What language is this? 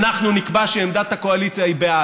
Hebrew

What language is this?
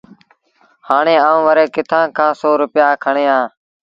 Sindhi Bhil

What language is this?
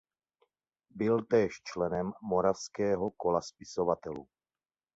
Czech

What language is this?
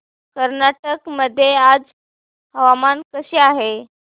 Marathi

